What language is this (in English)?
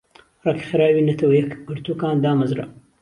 Central Kurdish